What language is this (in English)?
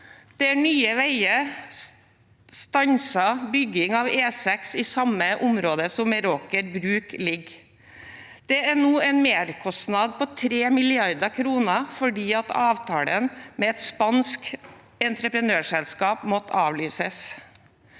Norwegian